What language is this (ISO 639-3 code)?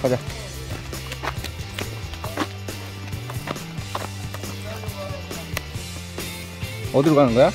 kor